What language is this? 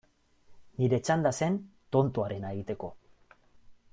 Basque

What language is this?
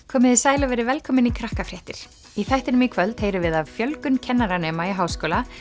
Icelandic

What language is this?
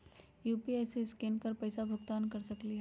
Magahi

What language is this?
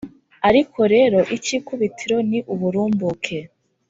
Kinyarwanda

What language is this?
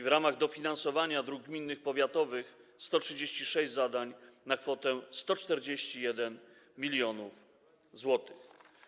Polish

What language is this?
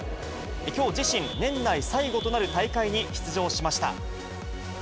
Japanese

